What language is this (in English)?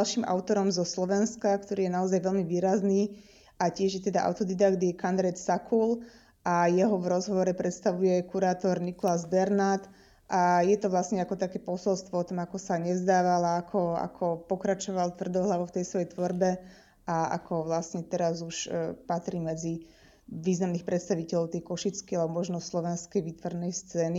Slovak